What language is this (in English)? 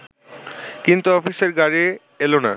Bangla